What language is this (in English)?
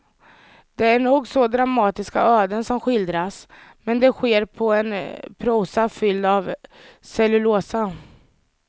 Swedish